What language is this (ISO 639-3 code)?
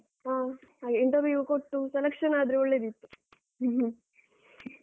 kan